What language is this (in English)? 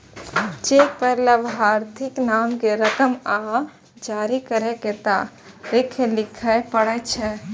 Maithili